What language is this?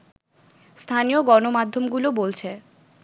Bangla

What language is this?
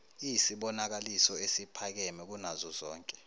Zulu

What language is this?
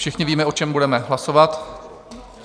Czech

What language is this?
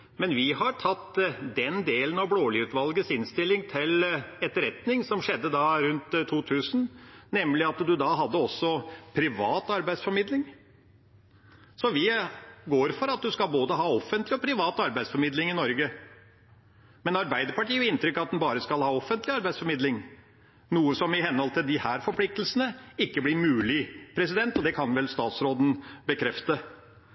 Norwegian Bokmål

